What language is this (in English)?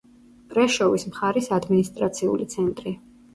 Georgian